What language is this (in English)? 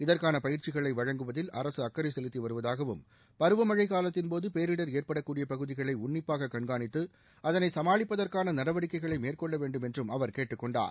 Tamil